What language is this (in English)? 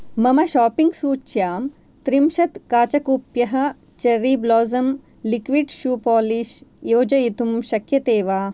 Sanskrit